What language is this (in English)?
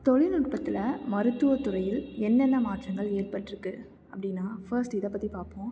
Tamil